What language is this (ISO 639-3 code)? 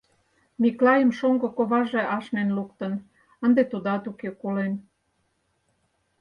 chm